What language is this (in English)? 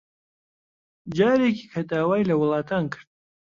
Central Kurdish